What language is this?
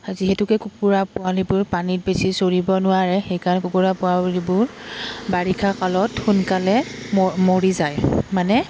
Assamese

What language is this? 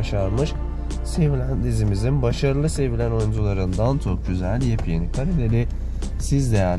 Turkish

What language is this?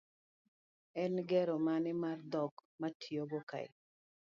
Luo (Kenya and Tanzania)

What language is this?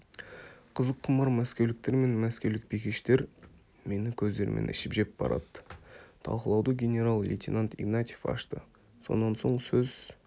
Kazakh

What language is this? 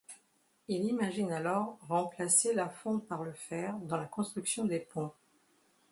French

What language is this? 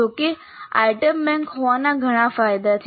Gujarati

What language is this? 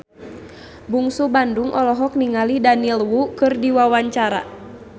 Sundanese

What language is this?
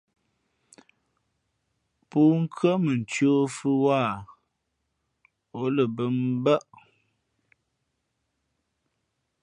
Fe'fe'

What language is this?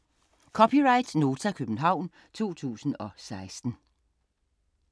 Danish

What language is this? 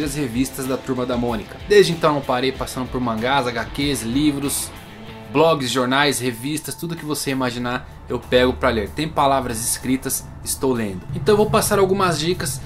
Portuguese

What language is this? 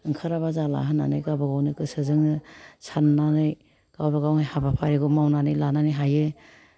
Bodo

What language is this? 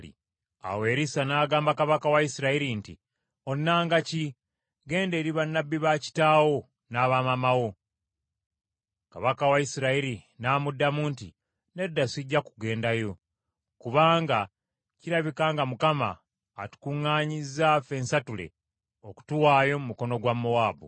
Ganda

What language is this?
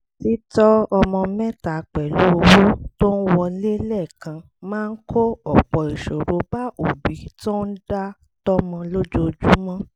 Yoruba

